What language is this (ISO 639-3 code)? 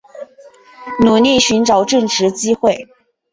zho